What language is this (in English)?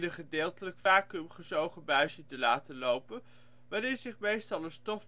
Dutch